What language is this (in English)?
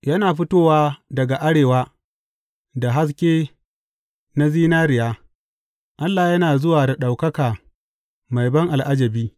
Hausa